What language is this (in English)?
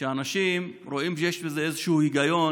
Hebrew